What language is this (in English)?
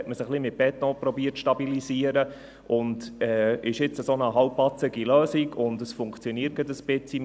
Swiss German